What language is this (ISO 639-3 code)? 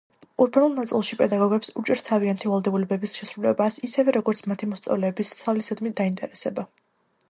kat